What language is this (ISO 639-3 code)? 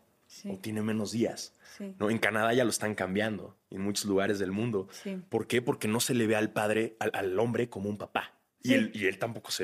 spa